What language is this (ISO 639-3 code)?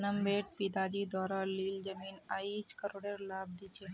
mag